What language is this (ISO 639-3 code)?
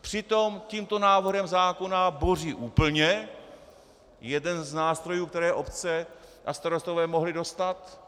ces